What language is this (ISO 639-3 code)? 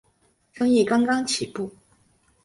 zho